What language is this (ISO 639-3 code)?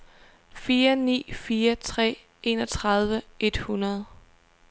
dan